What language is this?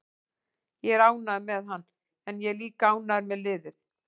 Icelandic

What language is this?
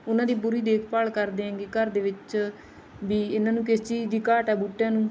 Punjabi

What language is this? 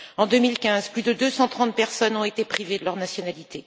French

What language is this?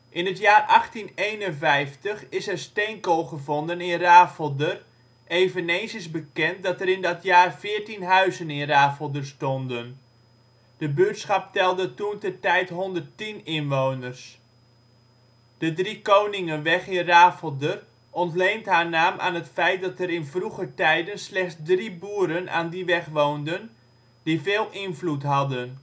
Dutch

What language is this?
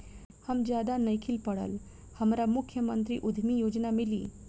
Bhojpuri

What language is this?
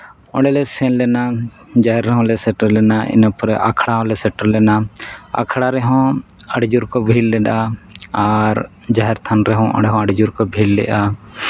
Santali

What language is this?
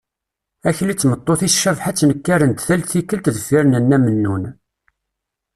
Kabyle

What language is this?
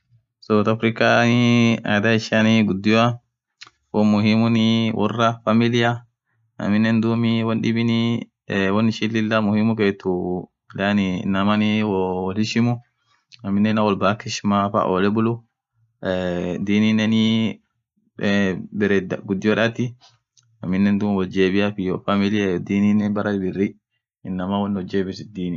Orma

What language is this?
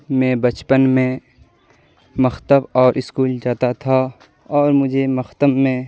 Urdu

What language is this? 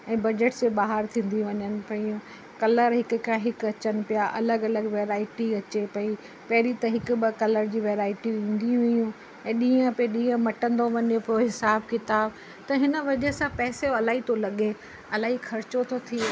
Sindhi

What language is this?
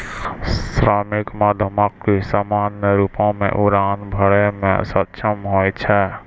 Maithili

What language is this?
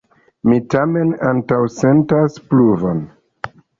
Esperanto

